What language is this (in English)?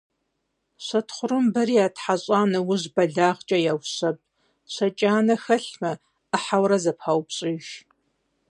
Kabardian